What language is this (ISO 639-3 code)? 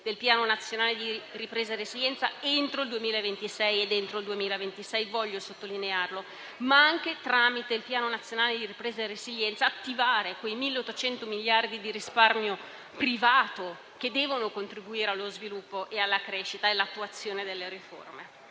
ita